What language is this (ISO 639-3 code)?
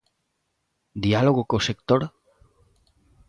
glg